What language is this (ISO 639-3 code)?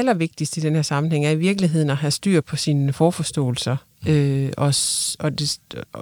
dan